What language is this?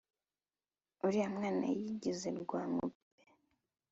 Kinyarwanda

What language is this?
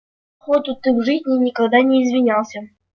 Russian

